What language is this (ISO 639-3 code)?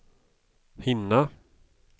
swe